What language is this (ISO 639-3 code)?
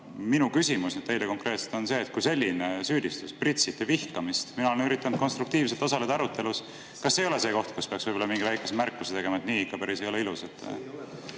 est